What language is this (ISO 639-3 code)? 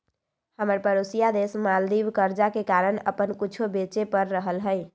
mag